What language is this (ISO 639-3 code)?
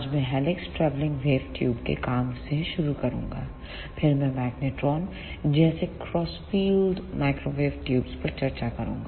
hin